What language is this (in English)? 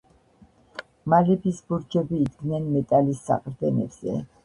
Georgian